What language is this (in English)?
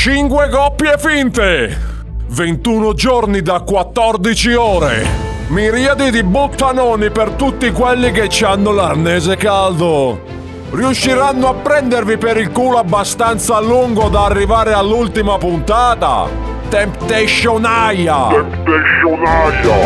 Italian